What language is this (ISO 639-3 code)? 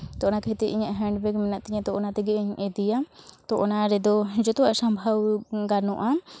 sat